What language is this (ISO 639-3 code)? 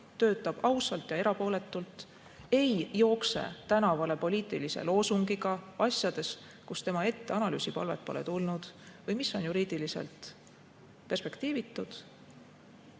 est